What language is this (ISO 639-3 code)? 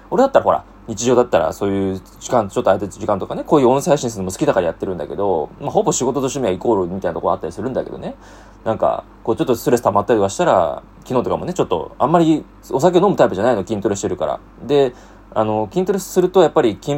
jpn